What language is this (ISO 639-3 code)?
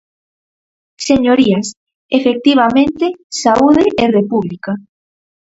glg